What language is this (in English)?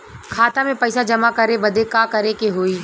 Bhojpuri